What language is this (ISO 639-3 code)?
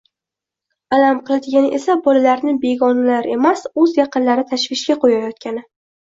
uzb